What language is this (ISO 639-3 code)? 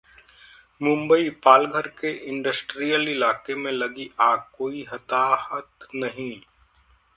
hin